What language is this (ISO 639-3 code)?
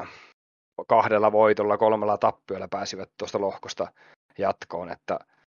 fin